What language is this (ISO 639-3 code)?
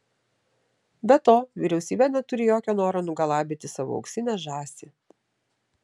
lit